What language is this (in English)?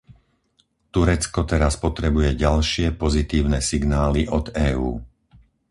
Slovak